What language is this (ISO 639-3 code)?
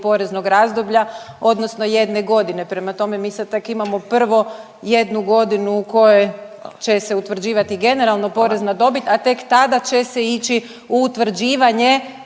hrv